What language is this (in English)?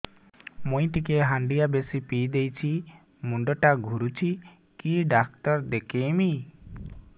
Odia